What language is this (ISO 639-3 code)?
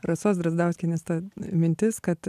lit